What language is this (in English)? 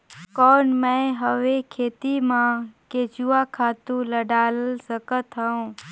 Chhattisgarhi